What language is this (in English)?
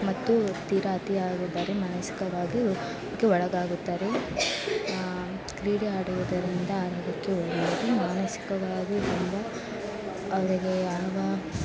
Kannada